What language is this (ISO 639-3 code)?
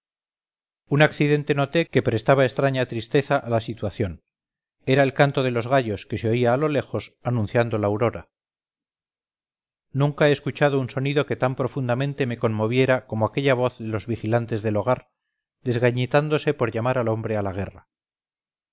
spa